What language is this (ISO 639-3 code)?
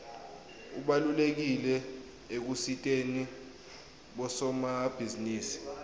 ssw